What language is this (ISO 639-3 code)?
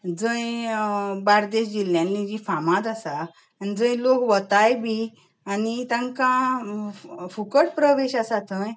kok